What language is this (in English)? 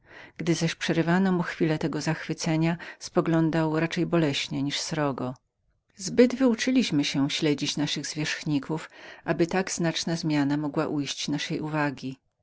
Polish